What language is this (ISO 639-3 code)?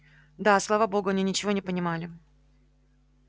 rus